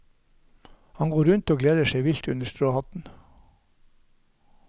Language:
Norwegian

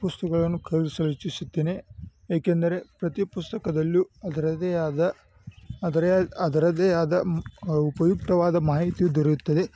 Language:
Kannada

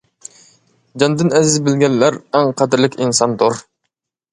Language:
Uyghur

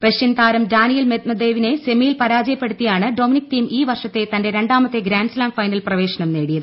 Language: Malayalam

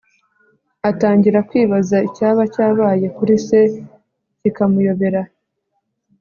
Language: Kinyarwanda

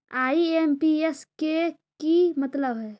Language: Magahi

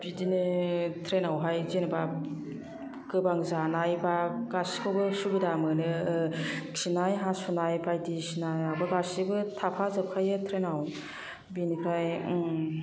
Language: Bodo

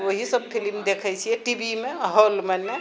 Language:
Maithili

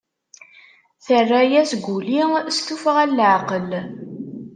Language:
Kabyle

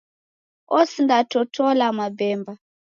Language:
Taita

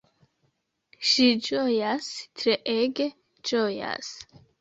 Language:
Esperanto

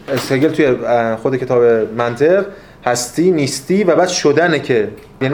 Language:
Persian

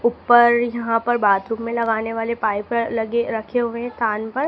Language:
Hindi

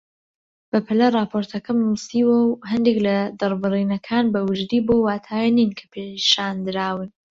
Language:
Central Kurdish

